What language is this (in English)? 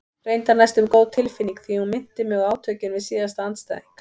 Icelandic